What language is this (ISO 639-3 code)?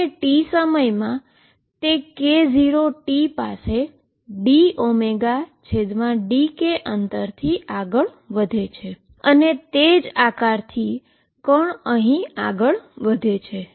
guj